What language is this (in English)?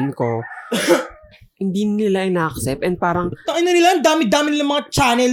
Filipino